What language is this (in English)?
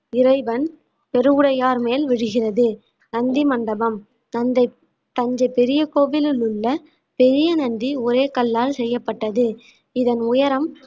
Tamil